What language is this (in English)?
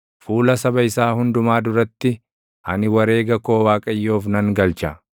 Oromo